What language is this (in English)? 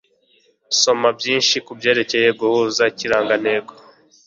Kinyarwanda